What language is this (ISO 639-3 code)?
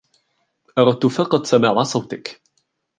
ara